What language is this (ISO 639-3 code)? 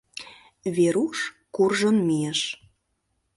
chm